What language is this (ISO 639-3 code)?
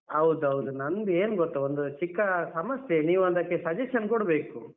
kan